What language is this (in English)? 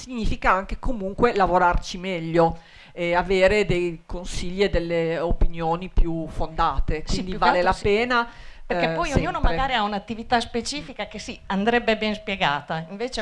Italian